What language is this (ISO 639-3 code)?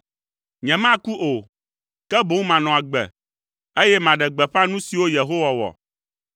ewe